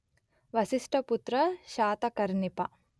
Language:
Telugu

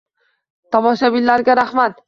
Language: Uzbek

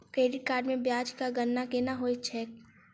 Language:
Maithili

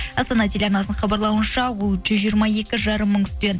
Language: Kazakh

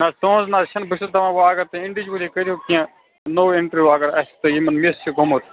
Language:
Kashmiri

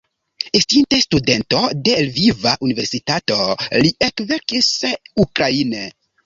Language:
Esperanto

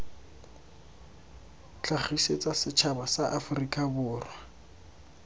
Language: Tswana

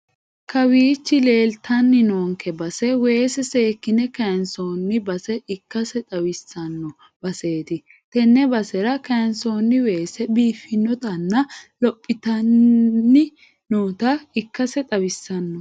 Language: Sidamo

